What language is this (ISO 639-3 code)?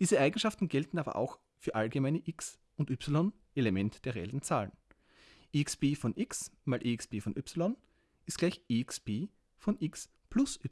deu